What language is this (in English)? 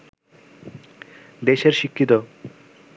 Bangla